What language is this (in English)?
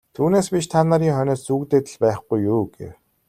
Mongolian